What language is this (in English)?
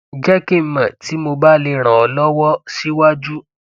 Yoruba